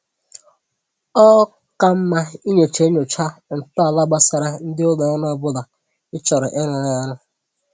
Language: Igbo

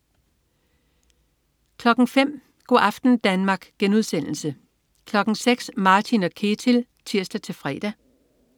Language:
Danish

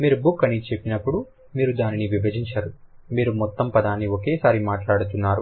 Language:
Telugu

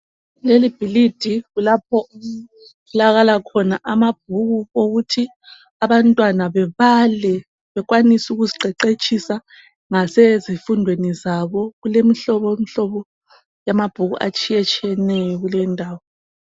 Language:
North Ndebele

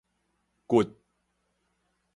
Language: Min Nan Chinese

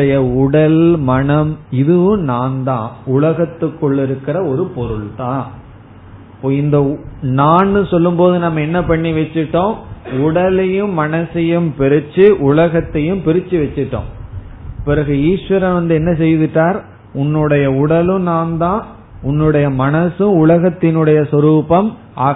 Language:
Tamil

